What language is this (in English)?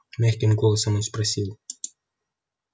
Russian